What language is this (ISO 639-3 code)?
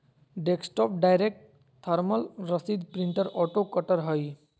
mag